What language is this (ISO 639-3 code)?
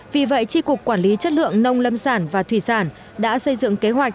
vie